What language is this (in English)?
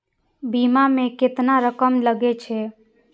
Maithili